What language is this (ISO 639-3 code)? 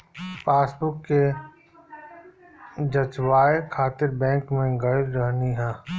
bho